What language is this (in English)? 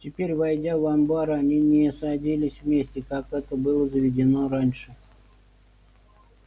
Russian